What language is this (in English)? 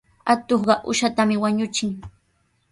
Sihuas Ancash Quechua